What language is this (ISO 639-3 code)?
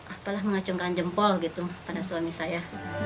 ind